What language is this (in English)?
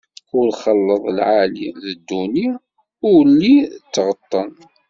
Kabyle